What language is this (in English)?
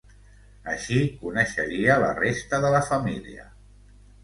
Catalan